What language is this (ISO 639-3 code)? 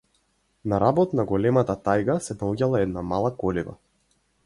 mkd